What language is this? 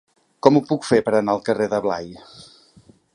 Catalan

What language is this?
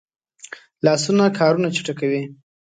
Pashto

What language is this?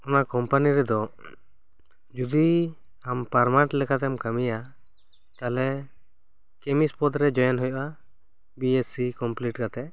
Santali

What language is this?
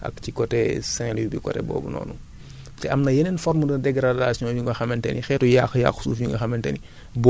Wolof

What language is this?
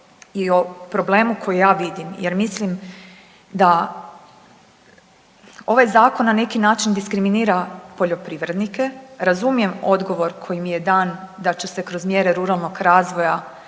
Croatian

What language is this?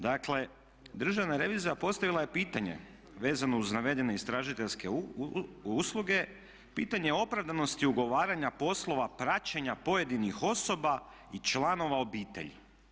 Croatian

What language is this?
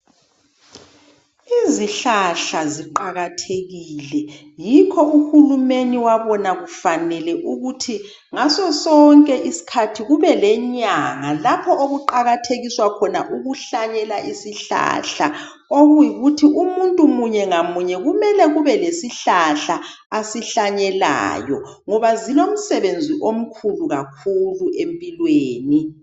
North Ndebele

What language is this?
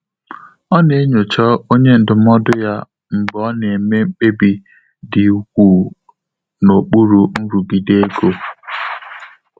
Igbo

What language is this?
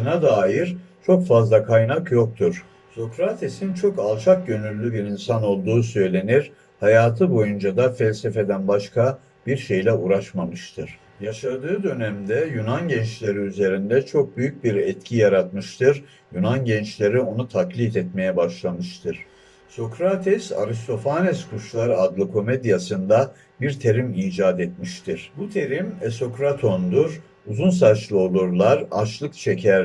Turkish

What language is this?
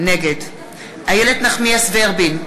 Hebrew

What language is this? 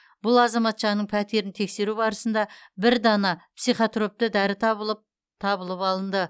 Kazakh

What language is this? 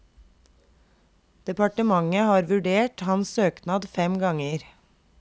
Norwegian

